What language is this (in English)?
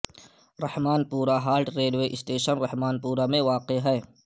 Urdu